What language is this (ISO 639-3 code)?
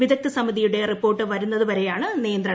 mal